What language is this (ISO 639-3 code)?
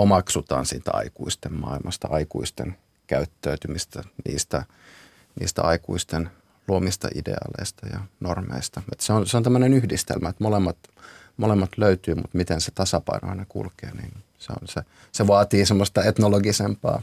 fin